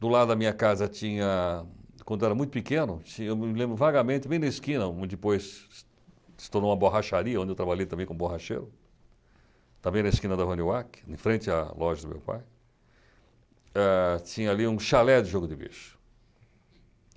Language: Portuguese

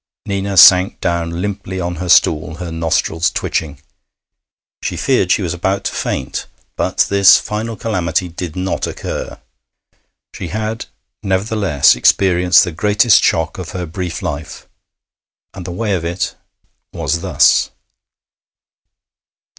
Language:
English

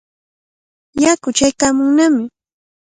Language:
Cajatambo North Lima Quechua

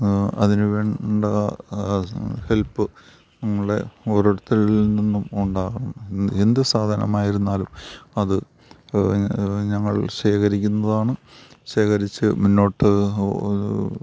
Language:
Malayalam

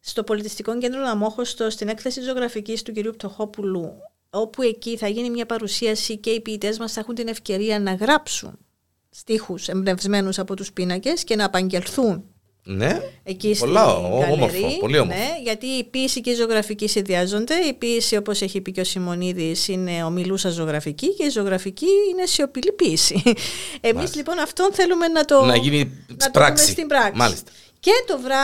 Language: Greek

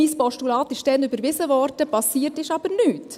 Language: Swiss German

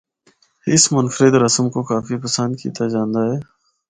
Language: Northern Hindko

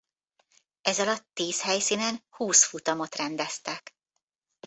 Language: Hungarian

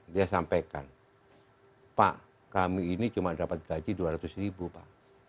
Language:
Indonesian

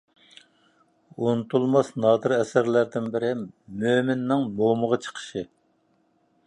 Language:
Uyghur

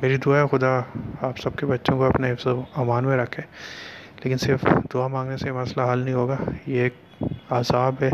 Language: Urdu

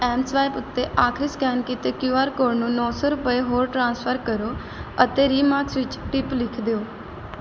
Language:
Punjabi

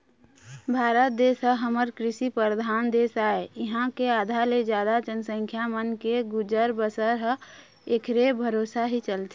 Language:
Chhattisgarhi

